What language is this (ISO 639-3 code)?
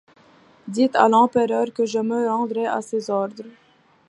fra